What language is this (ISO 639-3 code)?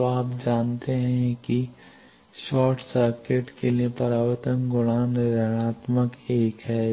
hin